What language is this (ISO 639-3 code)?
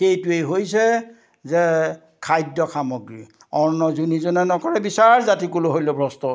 asm